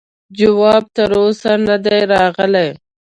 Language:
Pashto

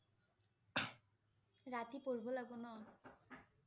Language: Assamese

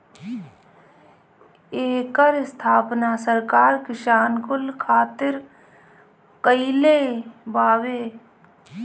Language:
Bhojpuri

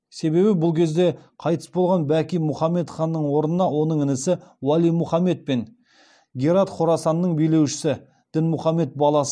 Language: Kazakh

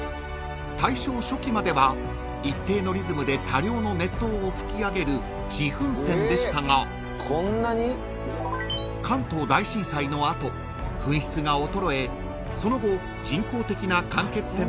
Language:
Japanese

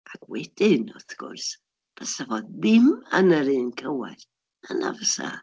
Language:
Welsh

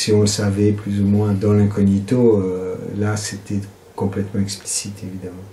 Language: French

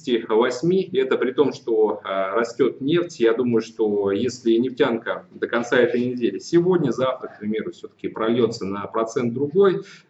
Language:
Russian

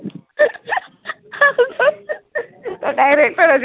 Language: Konkani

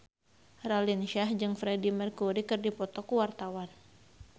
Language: Sundanese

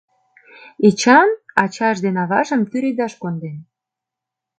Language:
Mari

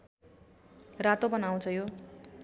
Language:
Nepali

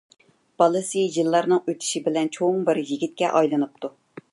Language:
Uyghur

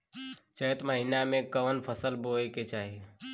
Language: Bhojpuri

